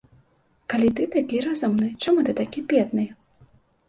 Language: Belarusian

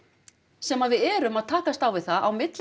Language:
Icelandic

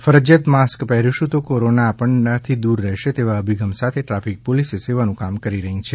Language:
Gujarati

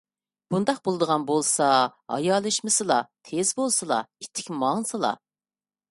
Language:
Uyghur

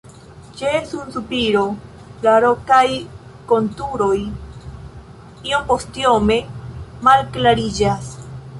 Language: Esperanto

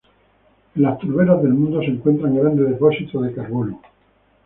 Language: Spanish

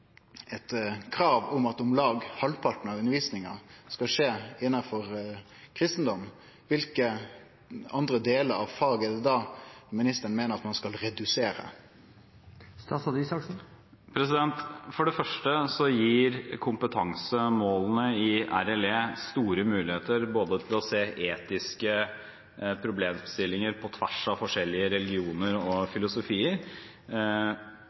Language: Norwegian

